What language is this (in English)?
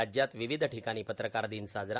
Marathi